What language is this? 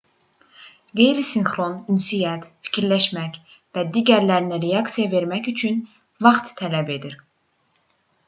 Azerbaijani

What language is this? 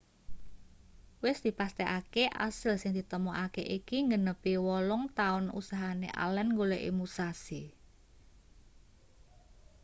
Javanese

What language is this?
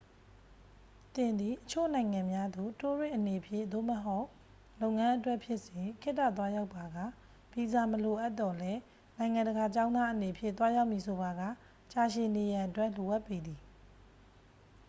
Burmese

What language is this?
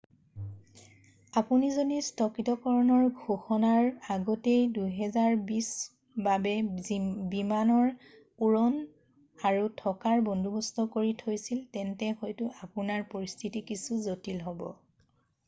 Assamese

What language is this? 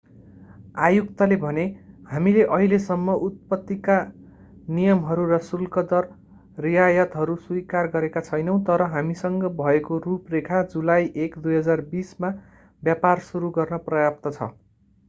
Nepali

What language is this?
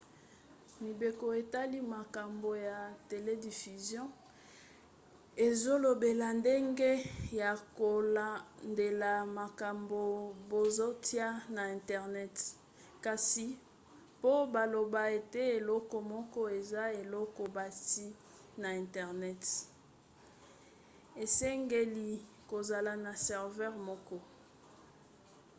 Lingala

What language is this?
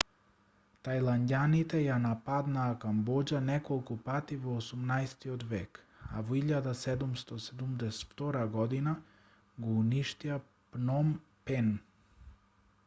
Macedonian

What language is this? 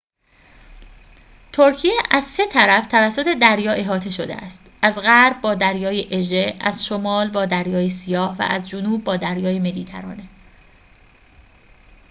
Persian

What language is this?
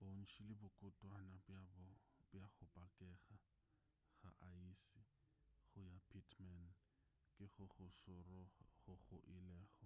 Northern Sotho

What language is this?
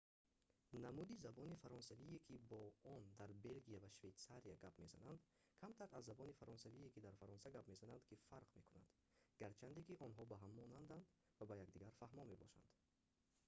Tajik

